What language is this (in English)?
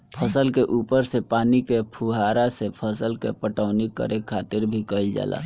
Bhojpuri